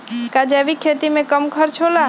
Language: Magahi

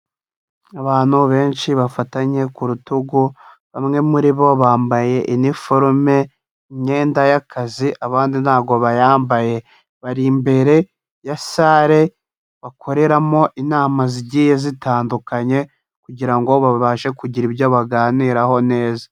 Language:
Kinyarwanda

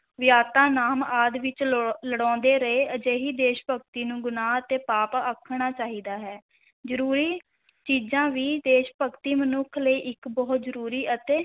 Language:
Punjabi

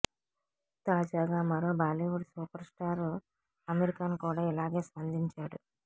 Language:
Telugu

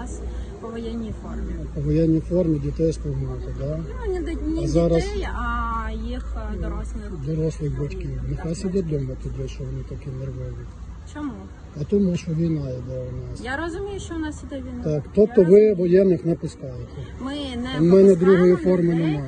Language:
Ukrainian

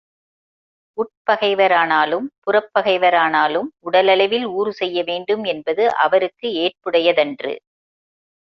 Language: Tamil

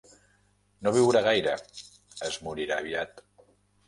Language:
Catalan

